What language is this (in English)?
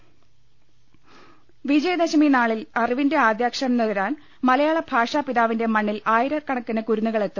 Malayalam